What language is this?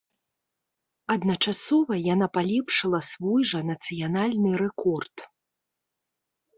Belarusian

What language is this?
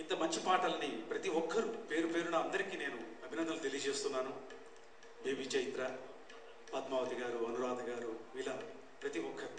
Telugu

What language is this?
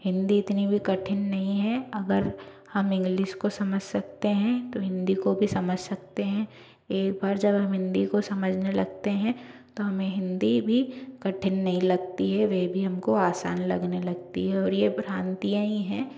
Hindi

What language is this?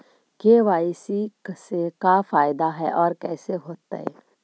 Magahi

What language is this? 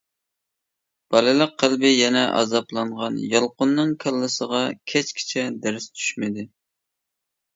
Uyghur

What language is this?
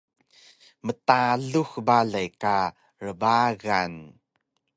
Taroko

